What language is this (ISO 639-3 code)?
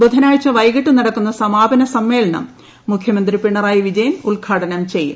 mal